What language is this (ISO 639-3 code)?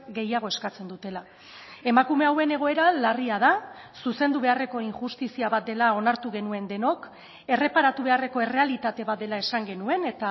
eus